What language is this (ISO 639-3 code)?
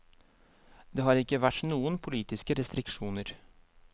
nor